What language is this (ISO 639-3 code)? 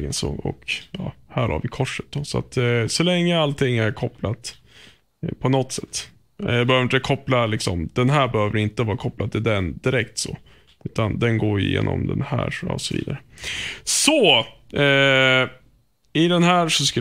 swe